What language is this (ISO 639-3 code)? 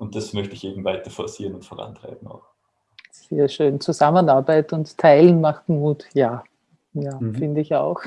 deu